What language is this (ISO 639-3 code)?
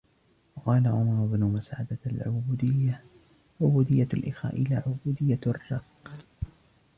ara